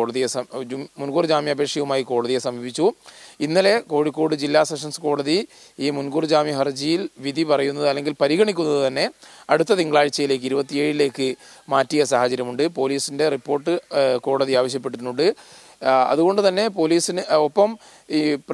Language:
Malayalam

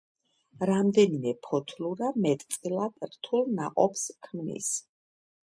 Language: Georgian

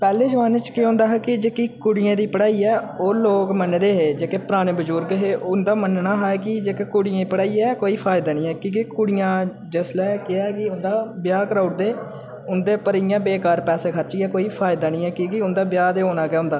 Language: Dogri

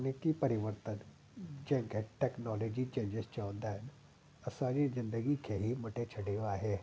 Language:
Sindhi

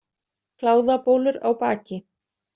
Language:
Icelandic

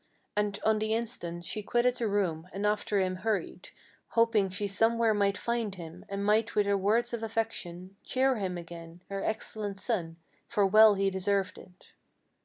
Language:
English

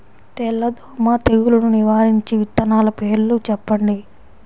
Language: Telugu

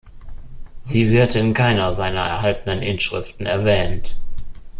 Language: German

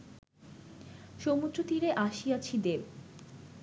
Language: Bangla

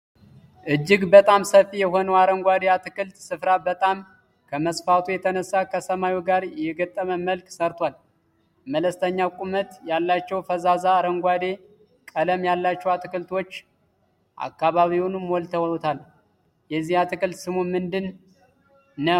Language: Amharic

